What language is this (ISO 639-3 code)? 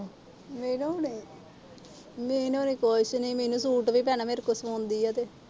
pan